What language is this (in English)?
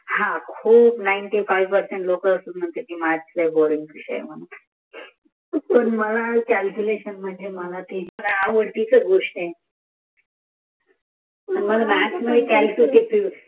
Marathi